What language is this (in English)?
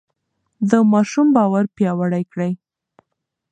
Pashto